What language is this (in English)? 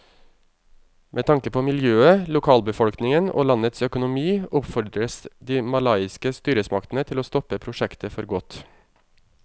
Norwegian